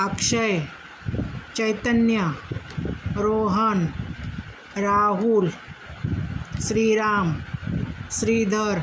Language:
Marathi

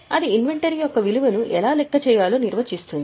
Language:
Telugu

